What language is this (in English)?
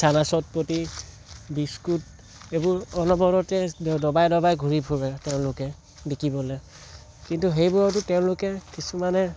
Assamese